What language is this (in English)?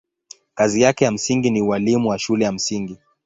Swahili